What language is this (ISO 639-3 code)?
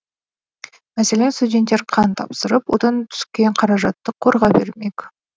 kaz